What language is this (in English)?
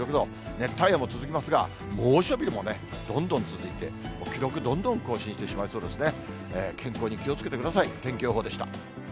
Japanese